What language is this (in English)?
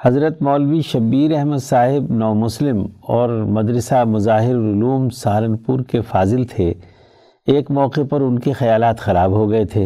Urdu